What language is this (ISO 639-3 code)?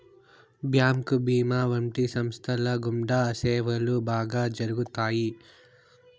tel